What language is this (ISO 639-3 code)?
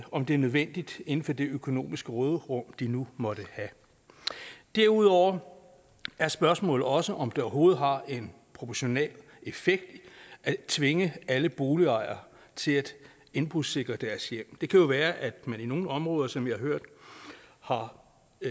dan